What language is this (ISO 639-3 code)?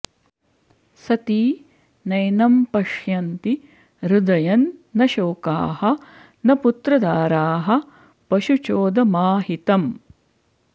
san